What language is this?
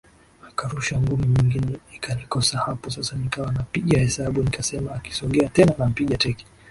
Swahili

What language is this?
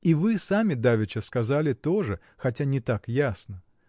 Russian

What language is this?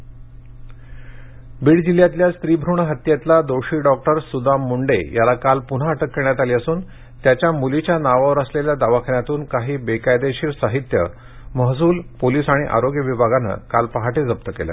Marathi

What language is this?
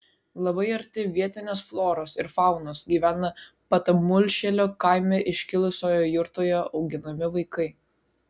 Lithuanian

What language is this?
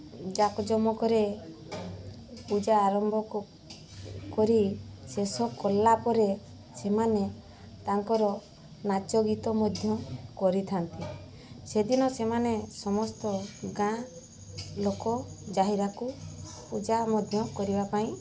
Odia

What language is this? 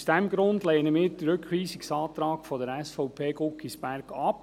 Swiss German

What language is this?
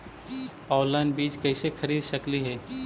Magahi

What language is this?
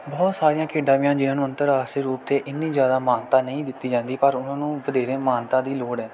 Punjabi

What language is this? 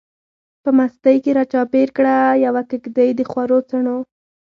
Pashto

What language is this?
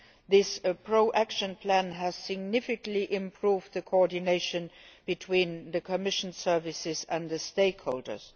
English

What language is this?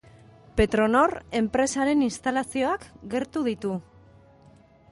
Basque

